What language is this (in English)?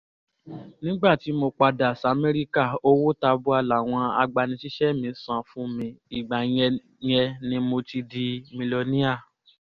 Yoruba